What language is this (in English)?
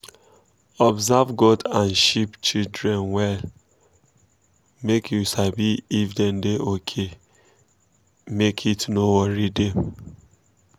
Nigerian Pidgin